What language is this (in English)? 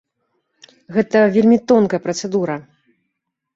Belarusian